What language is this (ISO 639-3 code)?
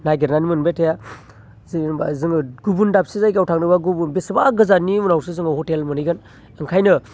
brx